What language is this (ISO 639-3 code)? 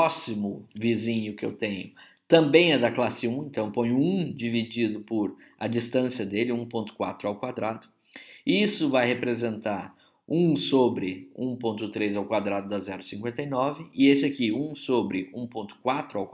por